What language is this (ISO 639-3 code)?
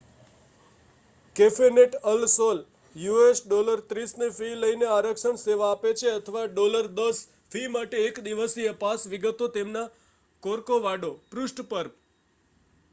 guj